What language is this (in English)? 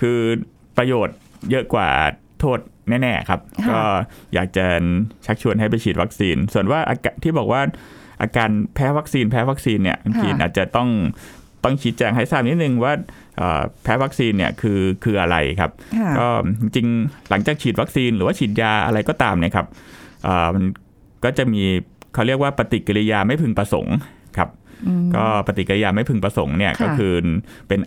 Thai